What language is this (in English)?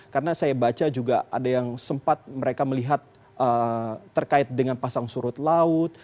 Indonesian